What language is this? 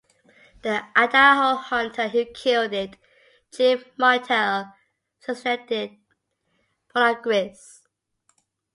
English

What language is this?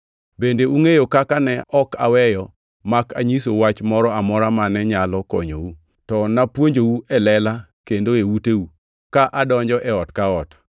Luo (Kenya and Tanzania)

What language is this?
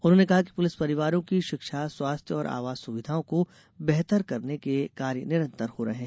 Hindi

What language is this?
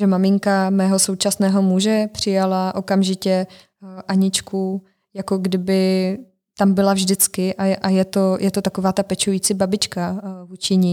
Czech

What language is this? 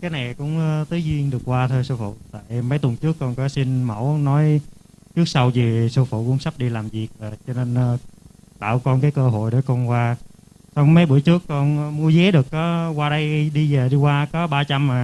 Vietnamese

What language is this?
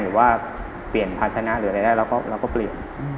Thai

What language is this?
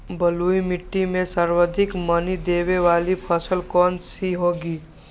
Magahi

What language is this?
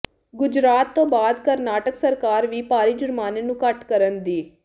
Punjabi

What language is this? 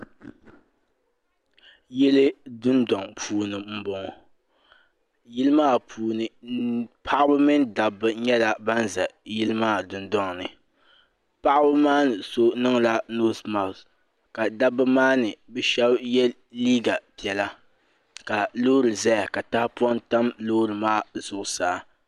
Dagbani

